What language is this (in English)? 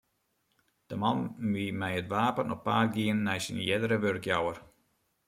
Western Frisian